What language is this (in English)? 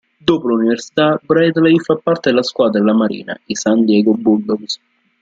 Italian